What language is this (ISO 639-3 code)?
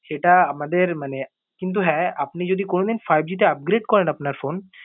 ben